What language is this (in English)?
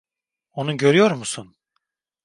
Turkish